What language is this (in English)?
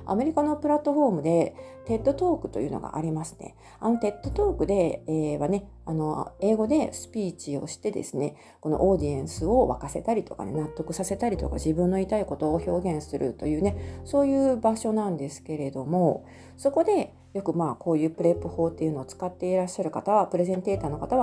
Japanese